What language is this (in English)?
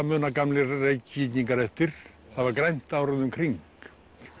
Icelandic